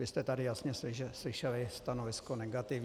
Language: Czech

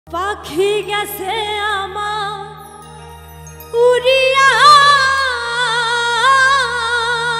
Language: Bangla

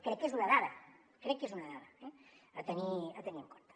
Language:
Catalan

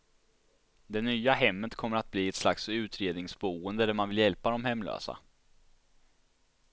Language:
Swedish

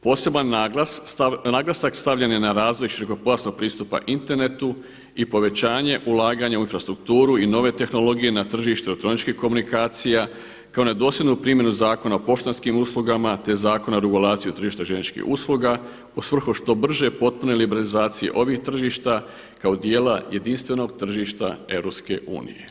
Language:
Croatian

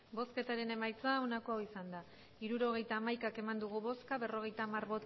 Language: Basque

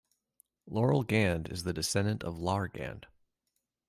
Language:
English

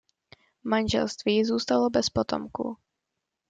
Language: Czech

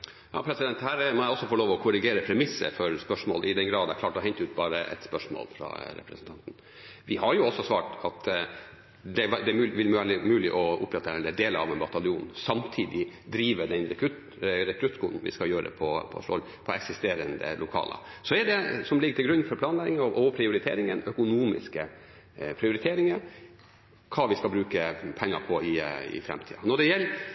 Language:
Norwegian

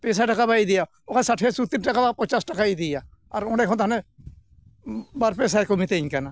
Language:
Santali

